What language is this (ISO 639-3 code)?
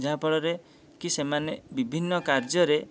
ori